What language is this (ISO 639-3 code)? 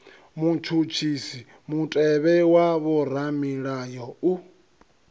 ven